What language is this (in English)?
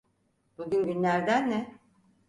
Turkish